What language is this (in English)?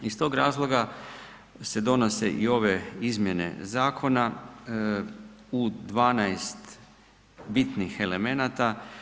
Croatian